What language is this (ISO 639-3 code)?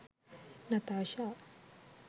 sin